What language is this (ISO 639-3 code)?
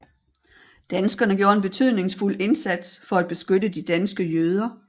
dan